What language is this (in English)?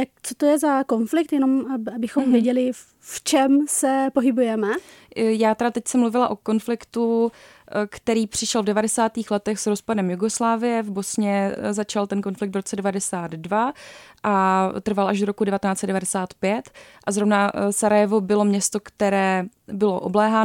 Czech